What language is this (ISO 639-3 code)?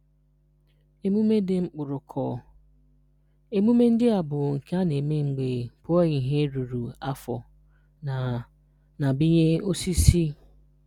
ibo